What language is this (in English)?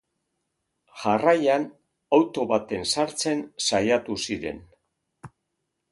Basque